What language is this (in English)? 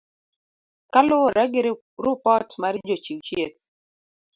Luo (Kenya and Tanzania)